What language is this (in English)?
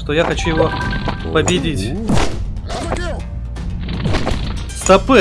Russian